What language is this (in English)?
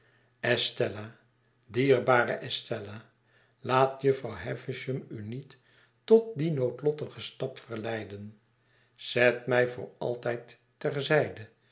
Dutch